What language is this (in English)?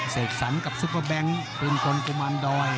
Thai